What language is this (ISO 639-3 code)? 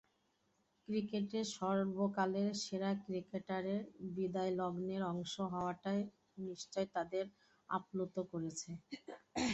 ben